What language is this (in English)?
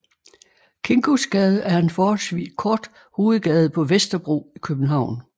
Danish